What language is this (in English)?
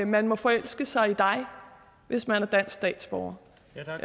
Danish